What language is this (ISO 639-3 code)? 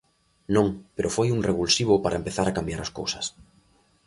glg